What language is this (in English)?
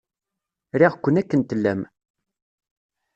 Kabyle